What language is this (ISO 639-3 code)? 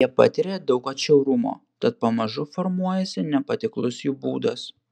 lit